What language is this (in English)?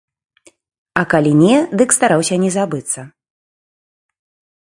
Belarusian